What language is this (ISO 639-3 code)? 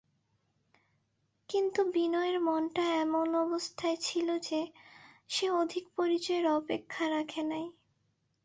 ben